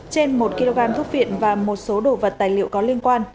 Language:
Vietnamese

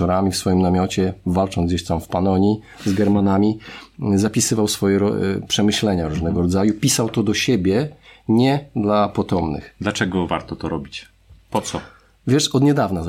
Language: Polish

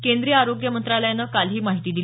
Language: Marathi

